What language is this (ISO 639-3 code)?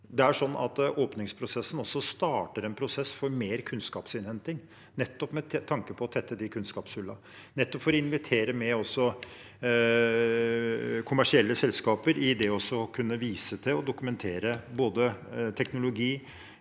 nor